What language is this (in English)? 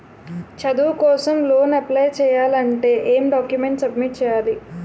Telugu